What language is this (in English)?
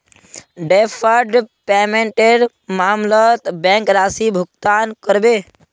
Magahi